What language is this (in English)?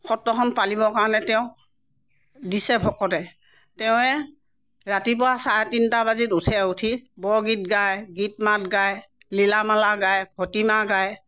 Assamese